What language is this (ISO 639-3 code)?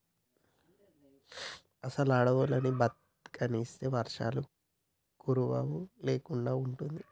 tel